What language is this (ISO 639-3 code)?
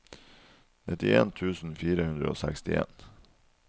nor